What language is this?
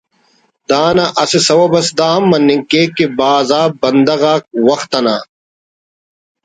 Brahui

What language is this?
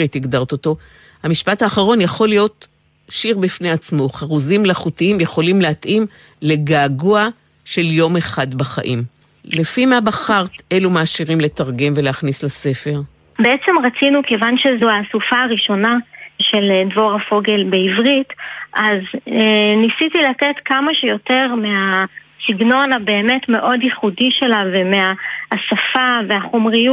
Hebrew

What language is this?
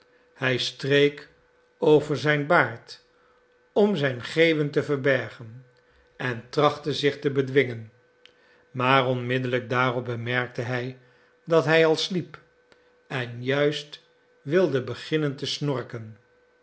Dutch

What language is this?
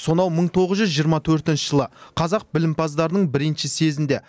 Kazakh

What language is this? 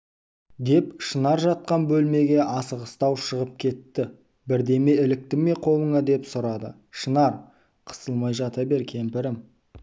Kazakh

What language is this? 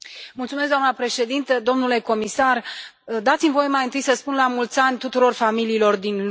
Romanian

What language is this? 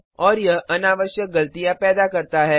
Hindi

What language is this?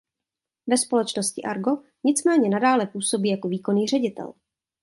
Czech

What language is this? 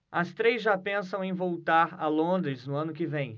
Portuguese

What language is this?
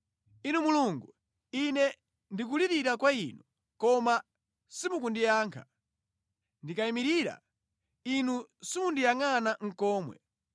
Nyanja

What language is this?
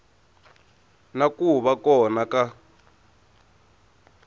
Tsonga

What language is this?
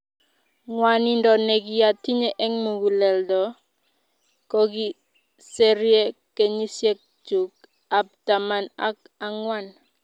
Kalenjin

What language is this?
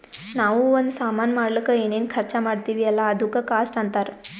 Kannada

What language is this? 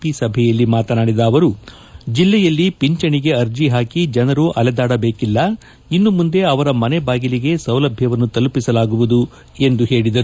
Kannada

